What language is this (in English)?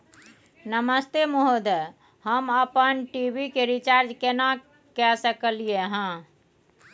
Maithili